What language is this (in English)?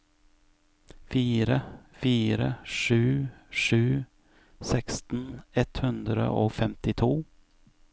Norwegian